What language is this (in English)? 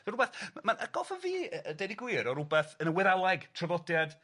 Welsh